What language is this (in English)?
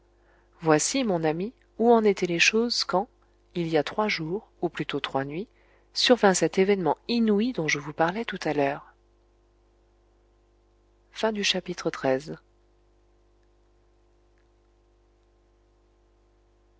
French